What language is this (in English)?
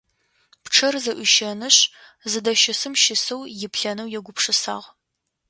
Adyghe